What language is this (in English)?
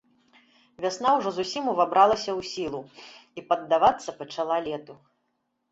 Belarusian